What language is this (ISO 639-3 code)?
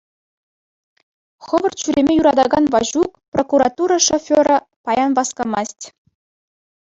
chv